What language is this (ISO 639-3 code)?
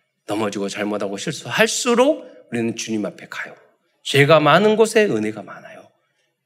kor